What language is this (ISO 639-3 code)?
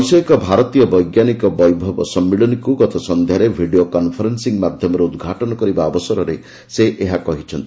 ori